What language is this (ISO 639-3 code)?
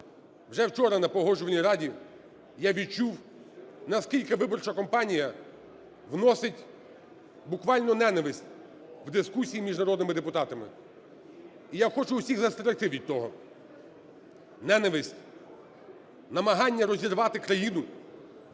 ukr